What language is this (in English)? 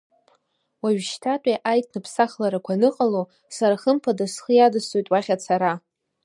Abkhazian